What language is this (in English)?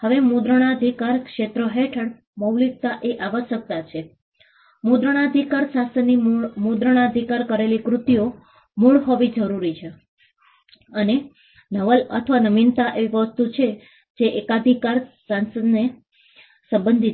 Gujarati